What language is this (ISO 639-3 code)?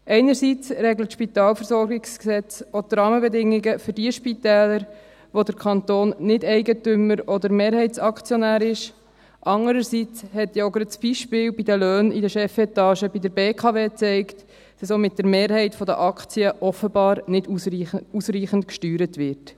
gsw